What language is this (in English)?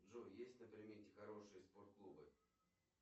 Russian